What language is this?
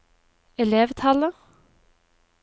Norwegian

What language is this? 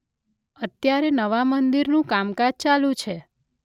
Gujarati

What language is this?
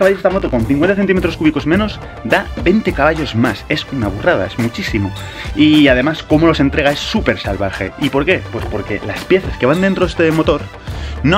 Spanish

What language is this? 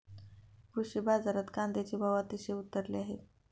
Marathi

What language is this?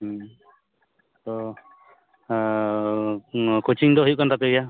Santali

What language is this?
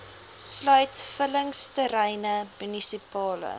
Afrikaans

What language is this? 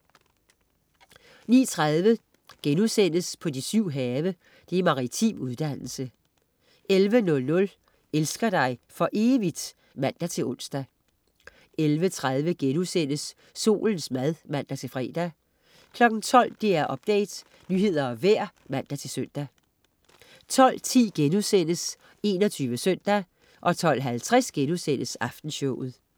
Danish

